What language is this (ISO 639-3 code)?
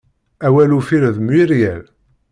kab